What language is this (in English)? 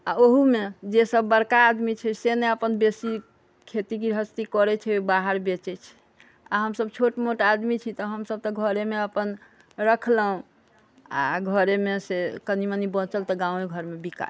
Maithili